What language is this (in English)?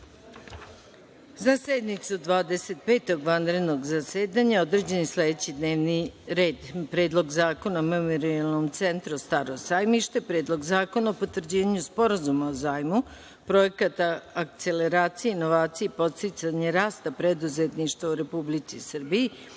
Serbian